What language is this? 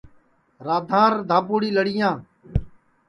Sansi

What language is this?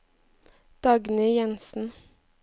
Norwegian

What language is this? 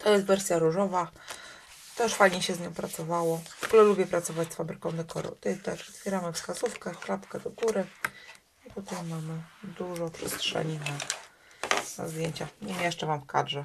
Polish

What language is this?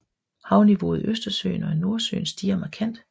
Danish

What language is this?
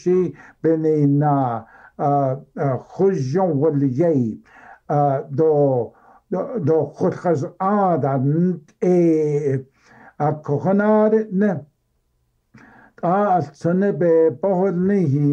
Arabic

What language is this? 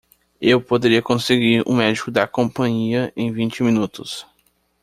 Portuguese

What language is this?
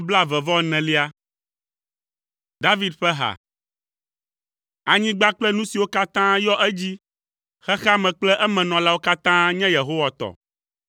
Ewe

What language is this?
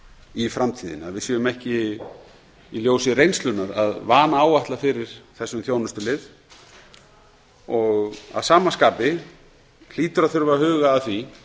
Icelandic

